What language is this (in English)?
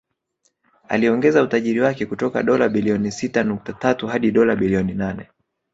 Swahili